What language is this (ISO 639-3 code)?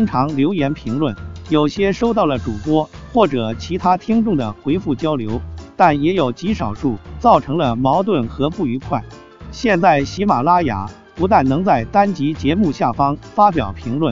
zho